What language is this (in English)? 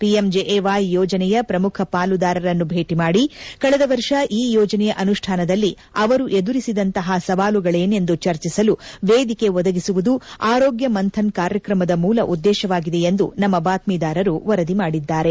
Kannada